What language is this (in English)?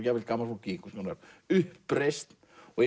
Icelandic